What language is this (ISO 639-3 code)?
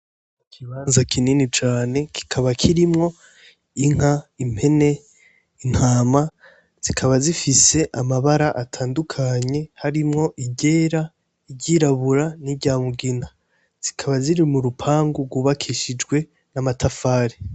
run